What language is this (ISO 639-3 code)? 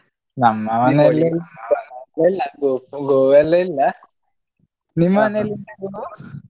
kan